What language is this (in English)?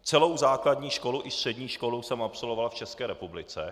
Czech